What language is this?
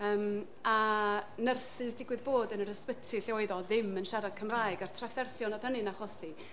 Welsh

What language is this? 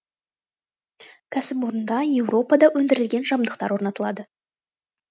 Kazakh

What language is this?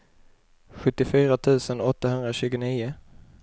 Swedish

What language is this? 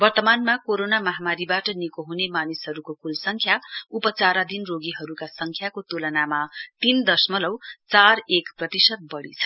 Nepali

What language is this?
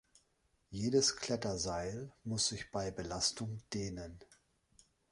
German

